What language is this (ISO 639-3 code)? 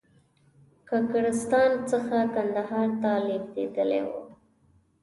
pus